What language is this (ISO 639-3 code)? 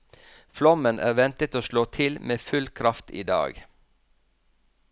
nor